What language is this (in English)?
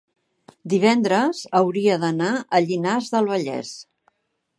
Catalan